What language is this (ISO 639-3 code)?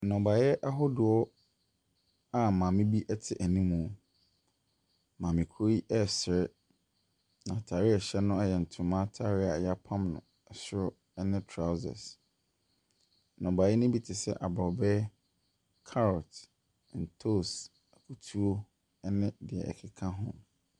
aka